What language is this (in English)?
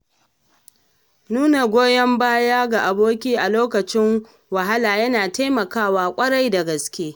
Hausa